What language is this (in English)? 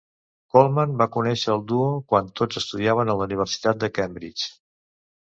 Catalan